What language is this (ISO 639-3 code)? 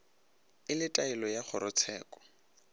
nso